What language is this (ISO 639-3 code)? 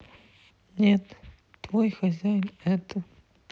rus